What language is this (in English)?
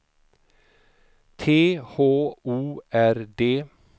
Swedish